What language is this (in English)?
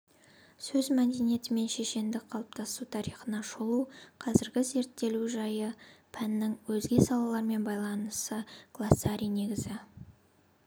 Kazakh